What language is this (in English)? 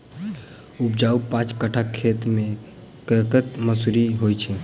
Maithili